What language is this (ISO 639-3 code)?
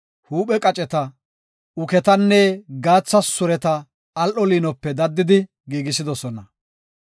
gof